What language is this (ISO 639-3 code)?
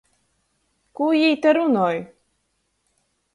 ltg